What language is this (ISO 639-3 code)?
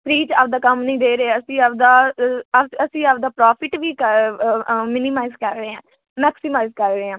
pan